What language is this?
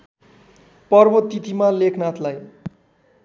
Nepali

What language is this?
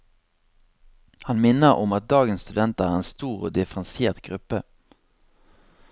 Norwegian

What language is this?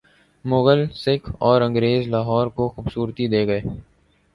Urdu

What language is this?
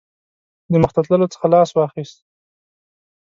Pashto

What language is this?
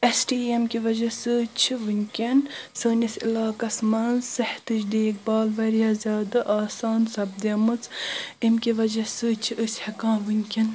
Kashmiri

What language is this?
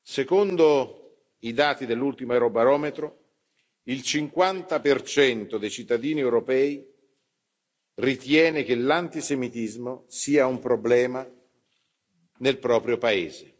Italian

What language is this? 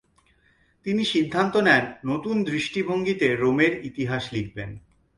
Bangla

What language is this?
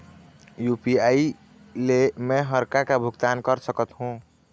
Chhattisgarhi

